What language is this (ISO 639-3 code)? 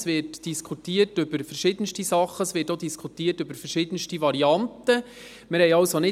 gsw